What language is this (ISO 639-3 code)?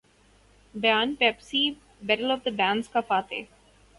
urd